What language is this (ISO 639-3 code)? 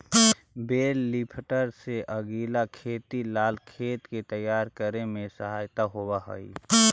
mag